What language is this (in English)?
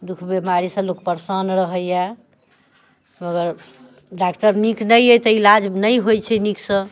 Maithili